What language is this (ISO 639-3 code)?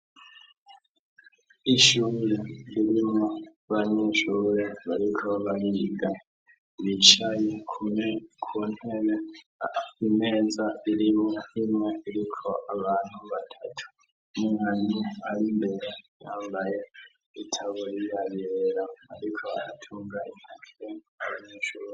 run